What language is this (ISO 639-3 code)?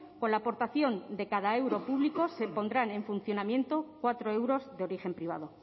spa